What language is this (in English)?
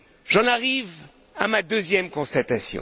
French